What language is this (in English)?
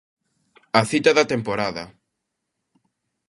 Galician